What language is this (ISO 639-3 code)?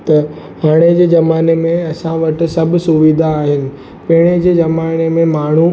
snd